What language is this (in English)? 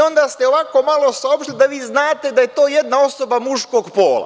Serbian